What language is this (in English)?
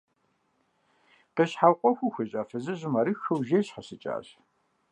Kabardian